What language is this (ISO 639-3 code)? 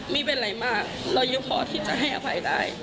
tha